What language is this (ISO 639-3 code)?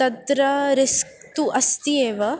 san